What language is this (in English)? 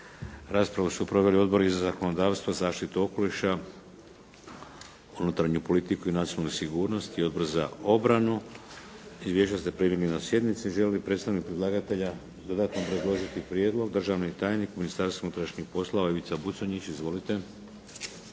Croatian